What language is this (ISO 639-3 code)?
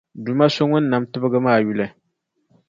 dag